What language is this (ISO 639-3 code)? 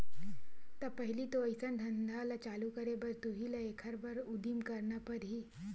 hne